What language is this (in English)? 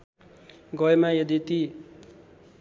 Nepali